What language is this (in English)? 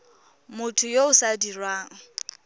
Tswana